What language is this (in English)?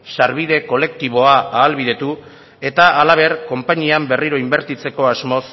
Basque